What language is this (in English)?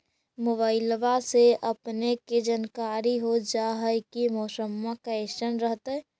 Magahi